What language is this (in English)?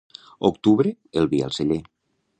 Catalan